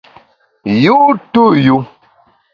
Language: Bamun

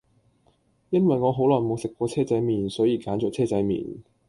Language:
Cantonese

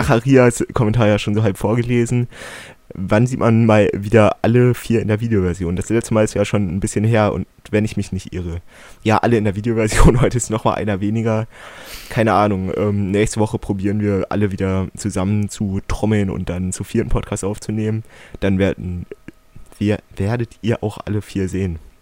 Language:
German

